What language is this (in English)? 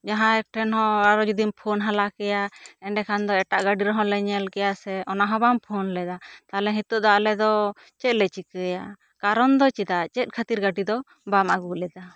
Santali